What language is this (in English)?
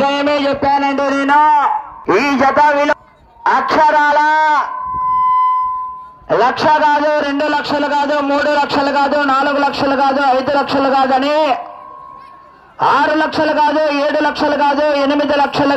Hindi